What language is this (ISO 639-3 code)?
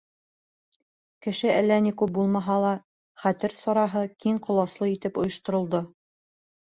bak